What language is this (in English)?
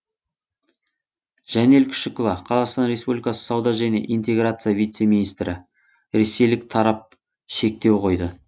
Kazakh